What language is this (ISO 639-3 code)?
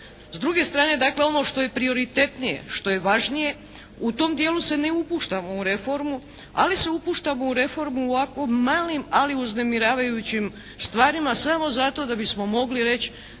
hrv